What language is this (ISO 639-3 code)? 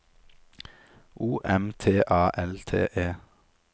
nor